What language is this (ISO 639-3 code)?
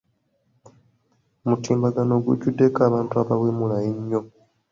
lug